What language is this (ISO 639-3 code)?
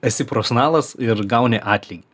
lit